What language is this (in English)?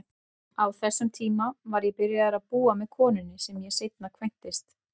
Icelandic